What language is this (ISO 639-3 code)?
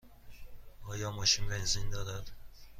fas